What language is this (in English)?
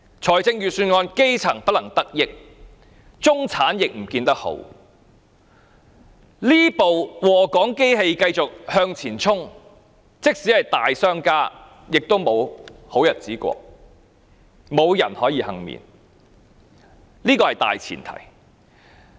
Cantonese